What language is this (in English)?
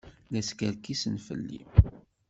Kabyle